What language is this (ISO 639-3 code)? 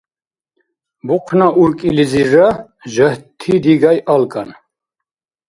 dar